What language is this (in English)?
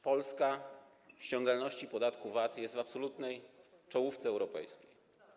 Polish